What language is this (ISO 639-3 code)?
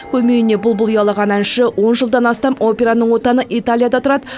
kaz